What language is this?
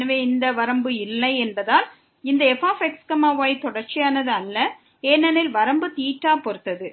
Tamil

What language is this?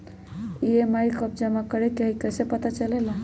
Magahi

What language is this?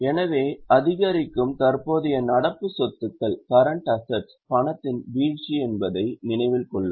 Tamil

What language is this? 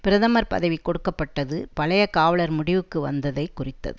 Tamil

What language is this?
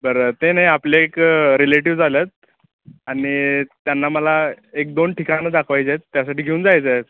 Marathi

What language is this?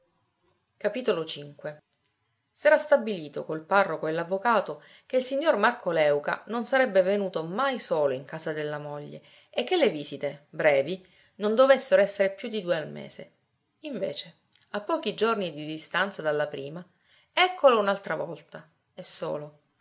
Italian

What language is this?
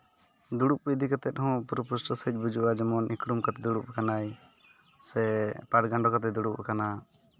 Santali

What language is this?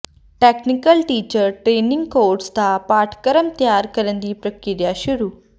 Punjabi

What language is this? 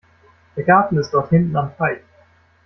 German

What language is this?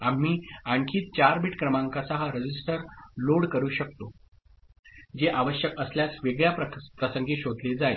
Marathi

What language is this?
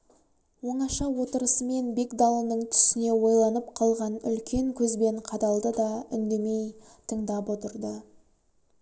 Kazakh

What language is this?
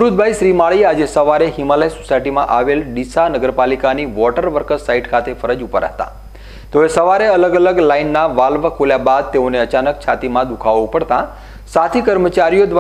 Gujarati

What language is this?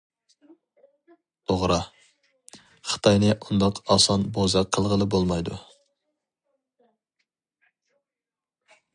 Uyghur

